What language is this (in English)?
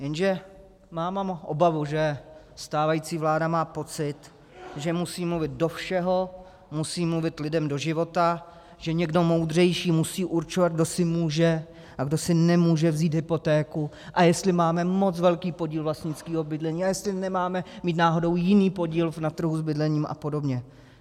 Czech